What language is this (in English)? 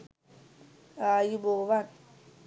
Sinhala